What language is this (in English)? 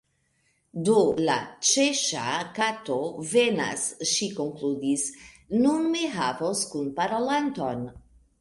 Esperanto